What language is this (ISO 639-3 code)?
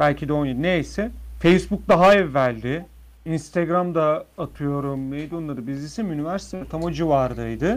tur